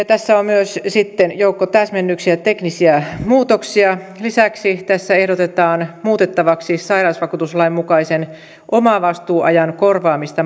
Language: Finnish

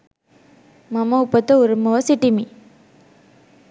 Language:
Sinhala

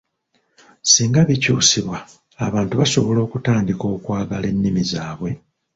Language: Ganda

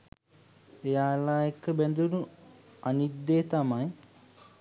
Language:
Sinhala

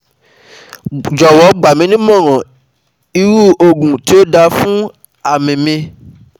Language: Yoruba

